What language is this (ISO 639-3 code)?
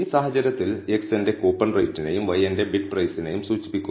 mal